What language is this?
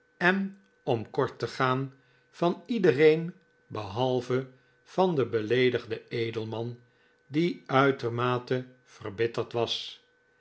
Dutch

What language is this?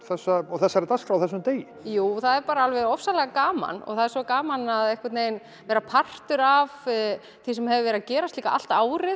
Icelandic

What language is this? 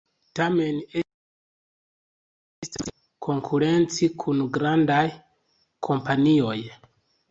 Esperanto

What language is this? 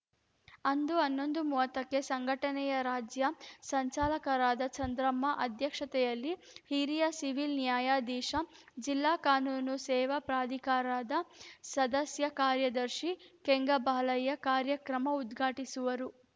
Kannada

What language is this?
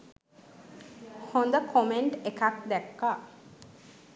Sinhala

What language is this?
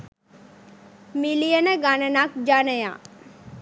Sinhala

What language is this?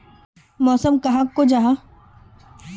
Magahi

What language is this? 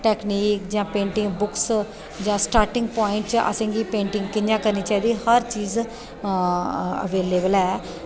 Dogri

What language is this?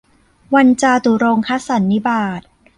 Thai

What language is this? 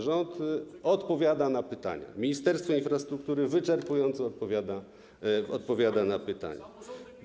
Polish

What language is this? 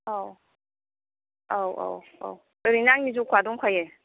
Bodo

